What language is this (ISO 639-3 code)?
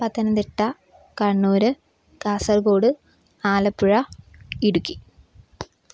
mal